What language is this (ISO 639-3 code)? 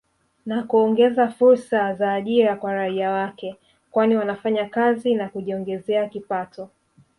swa